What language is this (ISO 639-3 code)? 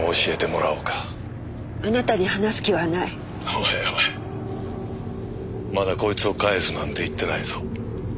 jpn